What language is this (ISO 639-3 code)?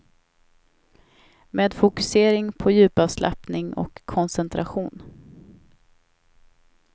swe